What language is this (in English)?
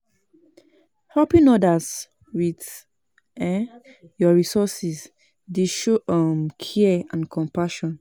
Nigerian Pidgin